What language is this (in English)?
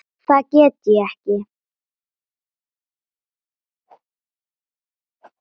Icelandic